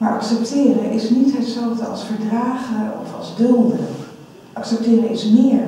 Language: Dutch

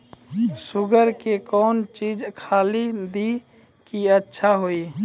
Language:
Maithili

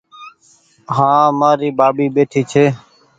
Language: Goaria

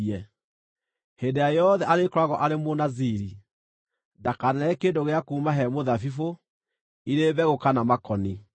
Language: Kikuyu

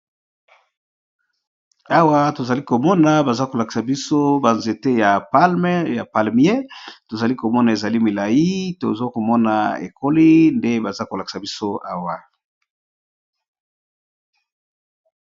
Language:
Lingala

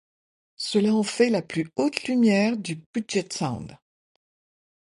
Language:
French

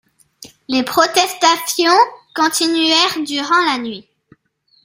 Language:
French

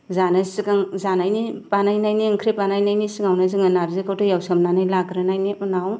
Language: Bodo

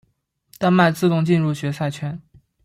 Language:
Chinese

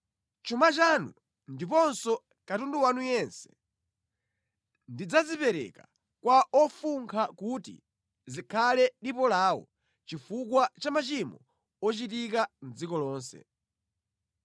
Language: Nyanja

